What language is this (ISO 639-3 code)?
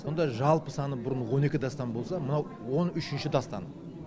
kaz